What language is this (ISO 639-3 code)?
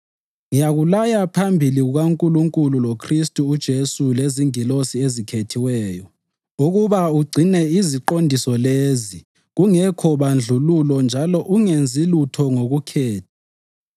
nde